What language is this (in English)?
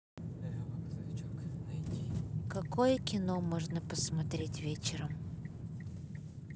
Russian